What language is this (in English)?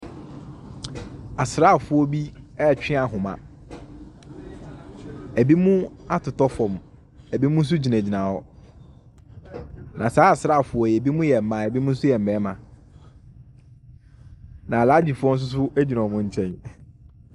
Akan